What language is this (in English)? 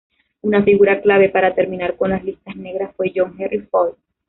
Spanish